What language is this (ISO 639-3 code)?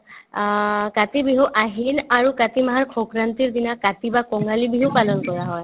asm